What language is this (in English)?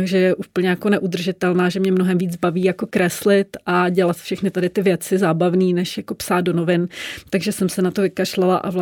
Czech